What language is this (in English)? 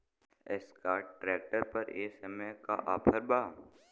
Bhojpuri